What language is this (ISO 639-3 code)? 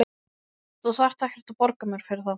isl